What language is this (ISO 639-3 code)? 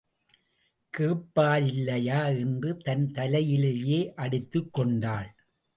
tam